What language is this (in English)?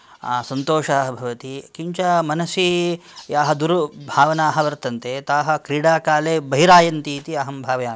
Sanskrit